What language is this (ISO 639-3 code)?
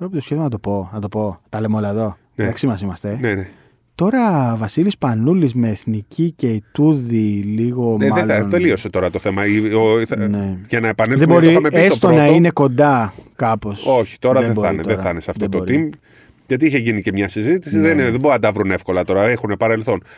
ell